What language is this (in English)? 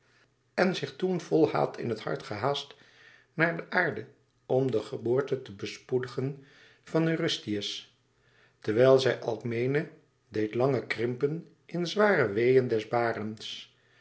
Dutch